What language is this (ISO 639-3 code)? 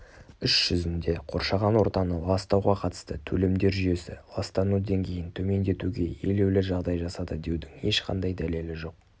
kaz